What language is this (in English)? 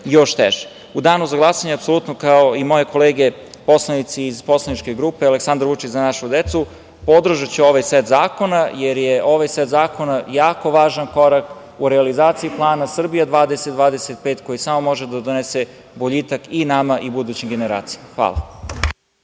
Serbian